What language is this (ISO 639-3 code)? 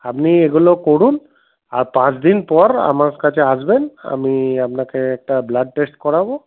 ben